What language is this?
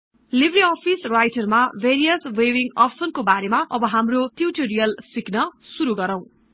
Nepali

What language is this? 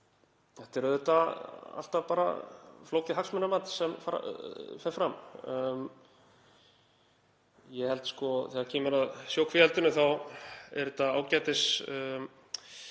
Icelandic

